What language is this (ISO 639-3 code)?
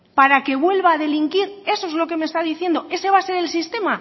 spa